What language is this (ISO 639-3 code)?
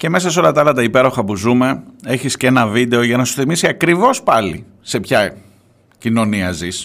ell